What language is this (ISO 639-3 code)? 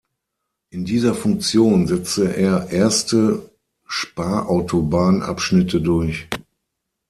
deu